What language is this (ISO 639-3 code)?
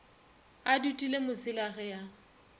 nso